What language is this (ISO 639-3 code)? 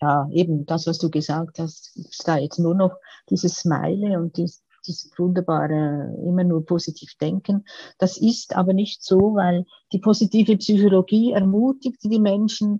deu